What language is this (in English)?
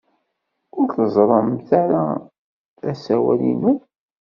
Kabyle